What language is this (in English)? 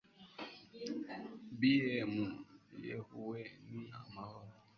Kinyarwanda